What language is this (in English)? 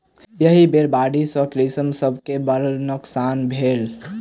Maithili